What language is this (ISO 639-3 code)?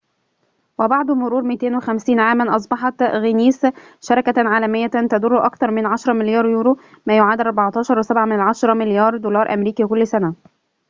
ara